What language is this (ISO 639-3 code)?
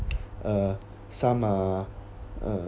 eng